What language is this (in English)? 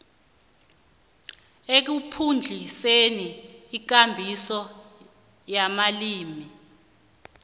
South Ndebele